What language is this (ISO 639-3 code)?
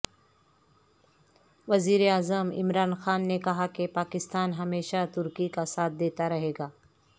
urd